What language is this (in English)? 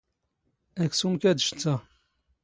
Standard Moroccan Tamazight